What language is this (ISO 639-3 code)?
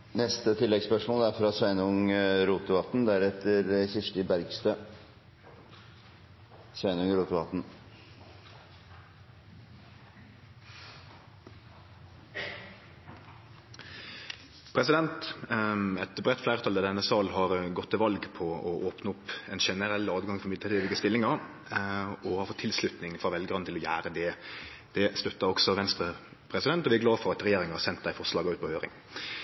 nno